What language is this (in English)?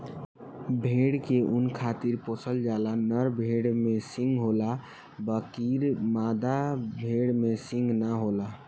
Bhojpuri